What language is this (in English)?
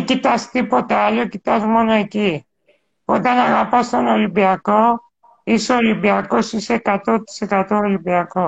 Greek